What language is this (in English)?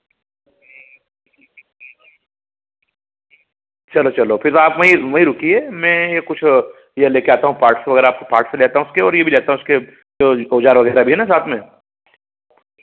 Hindi